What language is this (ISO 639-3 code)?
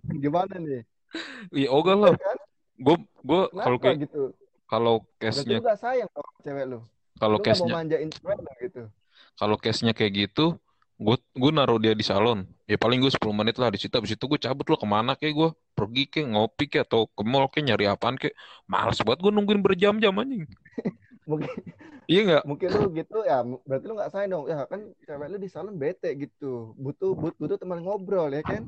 ind